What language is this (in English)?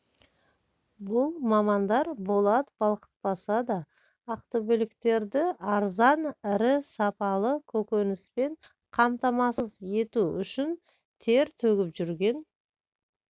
Kazakh